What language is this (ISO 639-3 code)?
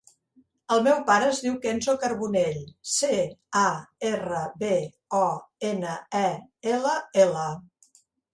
cat